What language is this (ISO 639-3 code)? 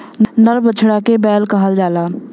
bho